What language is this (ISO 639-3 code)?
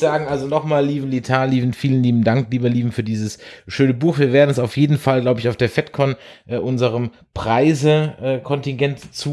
deu